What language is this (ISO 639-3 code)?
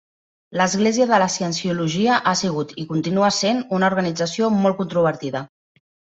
cat